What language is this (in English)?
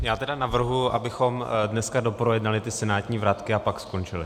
Czech